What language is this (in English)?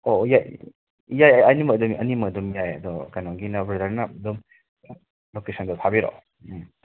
Manipuri